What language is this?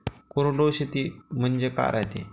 Marathi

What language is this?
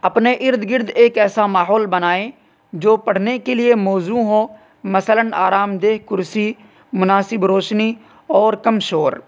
Urdu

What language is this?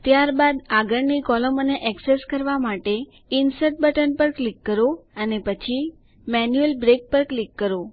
Gujarati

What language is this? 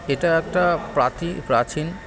Bangla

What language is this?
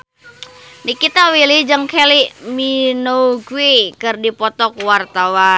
Sundanese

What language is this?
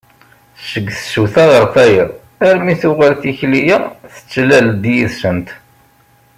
Kabyle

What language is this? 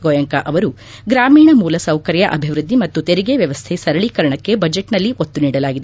Kannada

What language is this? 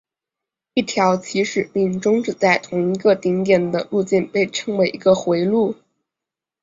Chinese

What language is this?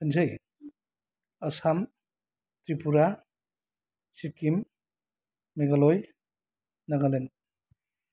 Bodo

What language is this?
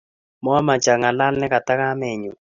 Kalenjin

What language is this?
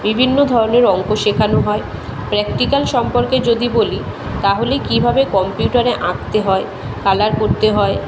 Bangla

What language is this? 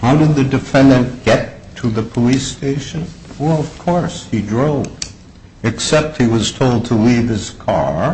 English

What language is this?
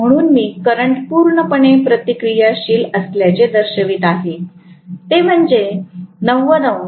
Marathi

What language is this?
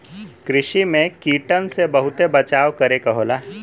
Bhojpuri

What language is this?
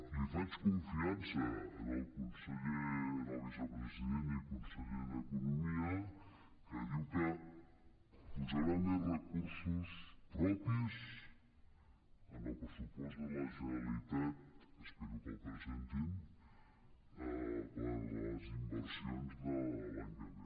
Catalan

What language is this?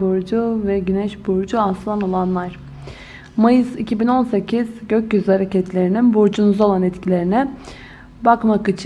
Turkish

